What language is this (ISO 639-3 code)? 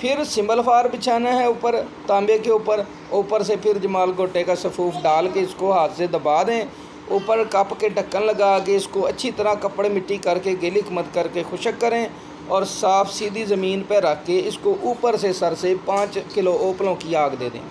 hin